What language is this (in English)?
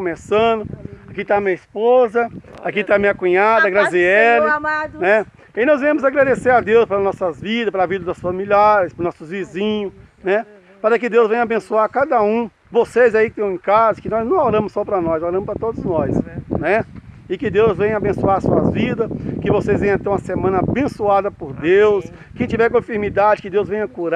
Portuguese